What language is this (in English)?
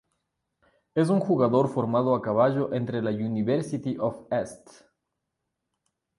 Spanish